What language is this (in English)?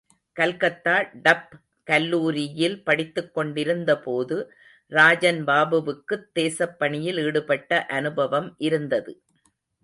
Tamil